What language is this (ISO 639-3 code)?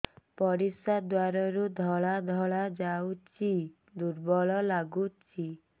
ori